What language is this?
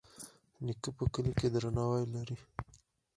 Pashto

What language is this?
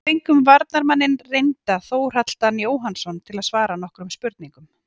Icelandic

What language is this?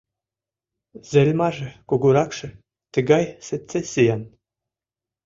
Mari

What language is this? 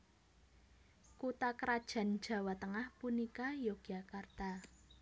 Javanese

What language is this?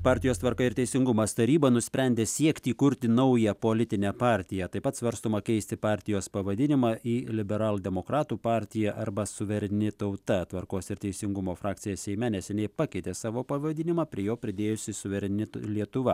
Lithuanian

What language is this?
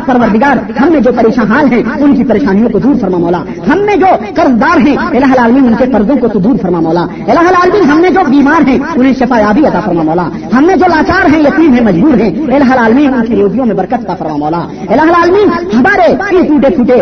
Urdu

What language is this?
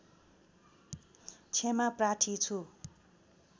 Nepali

